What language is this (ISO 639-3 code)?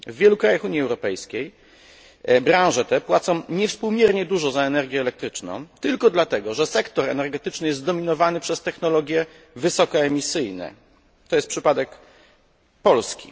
pol